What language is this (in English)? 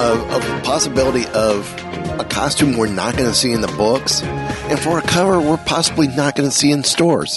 English